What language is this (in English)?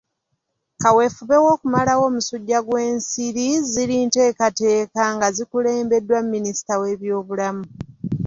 Ganda